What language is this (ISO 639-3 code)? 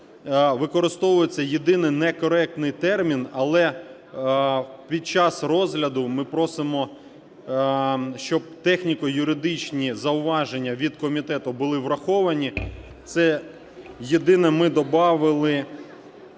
ukr